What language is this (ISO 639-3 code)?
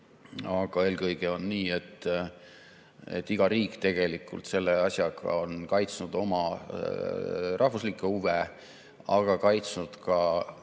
est